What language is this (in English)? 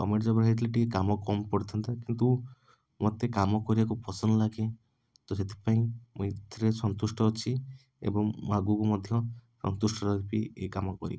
Odia